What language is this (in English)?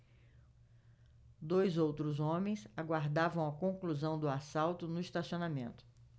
Portuguese